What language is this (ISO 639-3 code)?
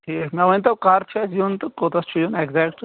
kas